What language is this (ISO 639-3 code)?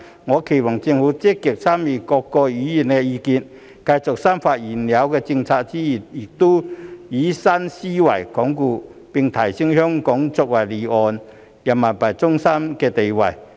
yue